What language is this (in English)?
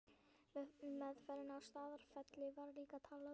Icelandic